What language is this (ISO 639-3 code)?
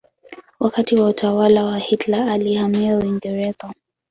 swa